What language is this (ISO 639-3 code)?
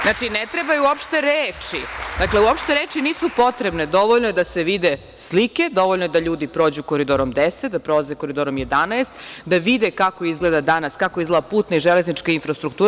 srp